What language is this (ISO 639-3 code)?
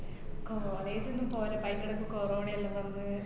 mal